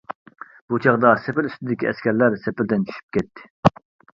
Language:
Uyghur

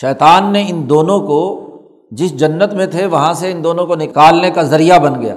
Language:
Urdu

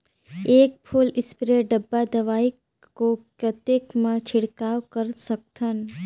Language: Chhattisgarhi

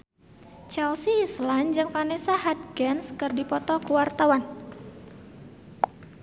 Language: Sundanese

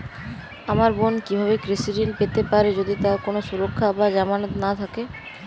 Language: Bangla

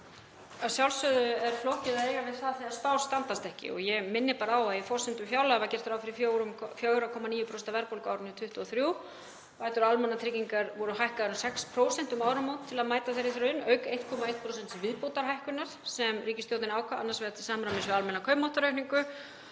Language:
Icelandic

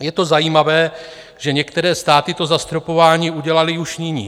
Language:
Czech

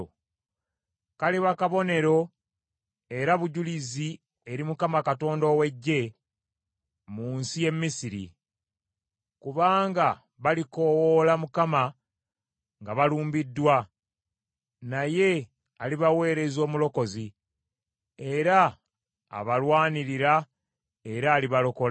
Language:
Ganda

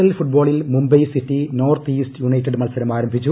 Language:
Malayalam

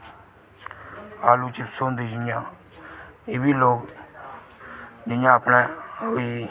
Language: Dogri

